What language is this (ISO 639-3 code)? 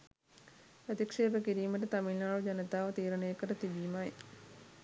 sin